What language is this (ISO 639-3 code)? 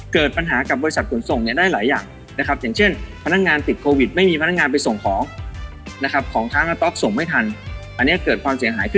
tha